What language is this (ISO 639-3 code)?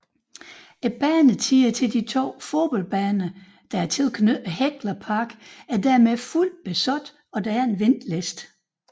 dan